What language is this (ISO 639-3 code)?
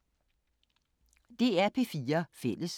dan